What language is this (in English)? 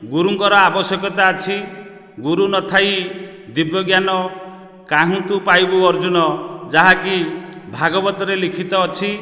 Odia